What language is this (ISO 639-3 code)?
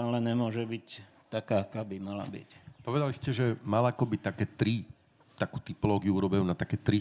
slk